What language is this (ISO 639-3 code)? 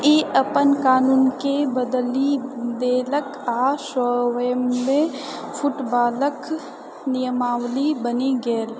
mai